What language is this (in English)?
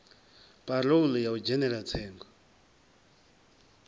Venda